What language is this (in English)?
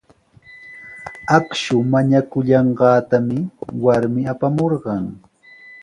Sihuas Ancash Quechua